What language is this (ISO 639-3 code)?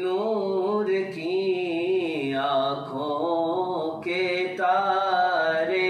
ara